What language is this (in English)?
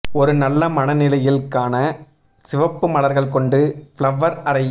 Tamil